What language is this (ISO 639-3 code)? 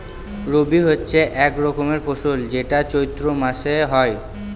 ben